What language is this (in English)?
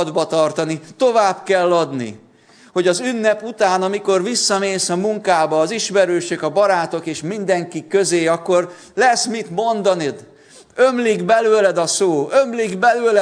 Hungarian